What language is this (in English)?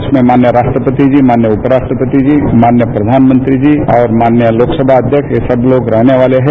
Hindi